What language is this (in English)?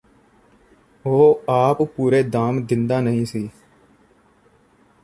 Punjabi